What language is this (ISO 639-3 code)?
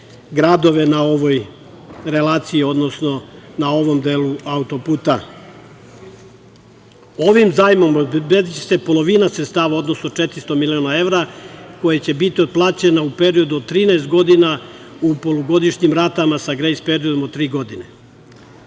srp